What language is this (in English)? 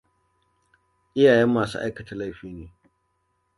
Hausa